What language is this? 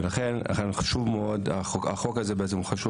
Hebrew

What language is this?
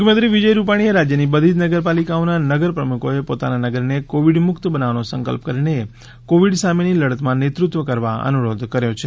Gujarati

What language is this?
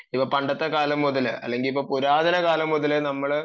Malayalam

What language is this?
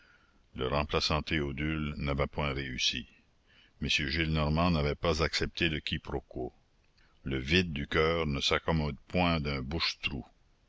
French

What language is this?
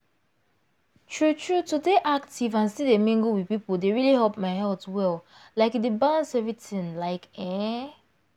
Nigerian Pidgin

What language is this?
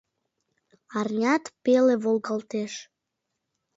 Mari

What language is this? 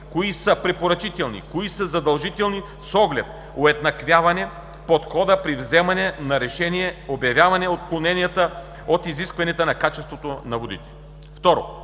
Bulgarian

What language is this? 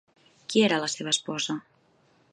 Catalan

